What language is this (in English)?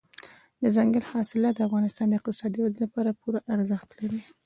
Pashto